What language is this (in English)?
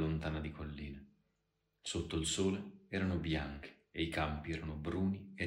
Italian